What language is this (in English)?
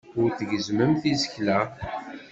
Kabyle